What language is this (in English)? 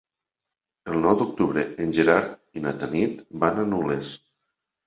Catalan